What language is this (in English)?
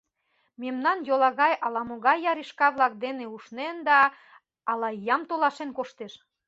Mari